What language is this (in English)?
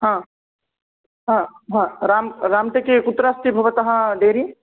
Sanskrit